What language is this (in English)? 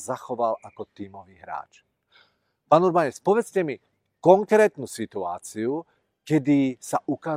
Czech